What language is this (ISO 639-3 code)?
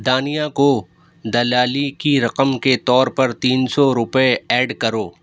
urd